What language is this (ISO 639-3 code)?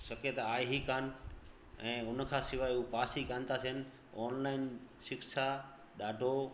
snd